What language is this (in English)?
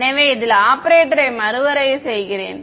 Tamil